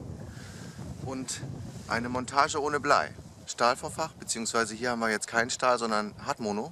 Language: German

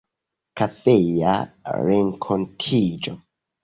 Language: Esperanto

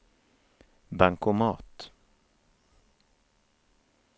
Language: Swedish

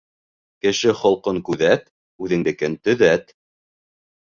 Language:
Bashkir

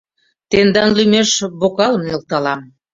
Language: Mari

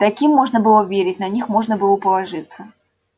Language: Russian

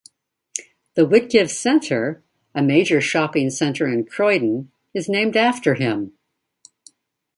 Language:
English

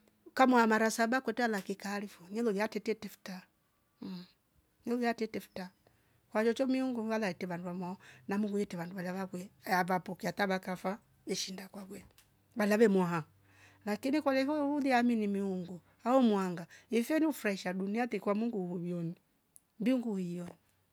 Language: Rombo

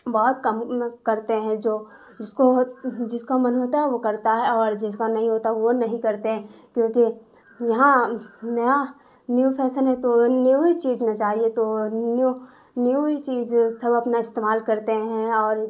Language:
Urdu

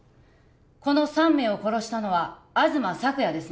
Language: Japanese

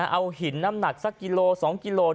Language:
Thai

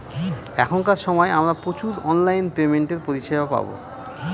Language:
Bangla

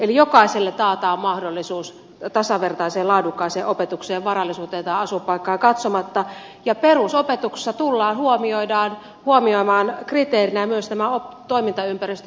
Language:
Finnish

